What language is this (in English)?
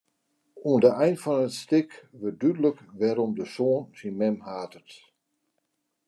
Western Frisian